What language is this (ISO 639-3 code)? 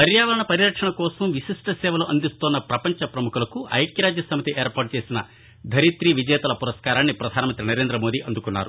tel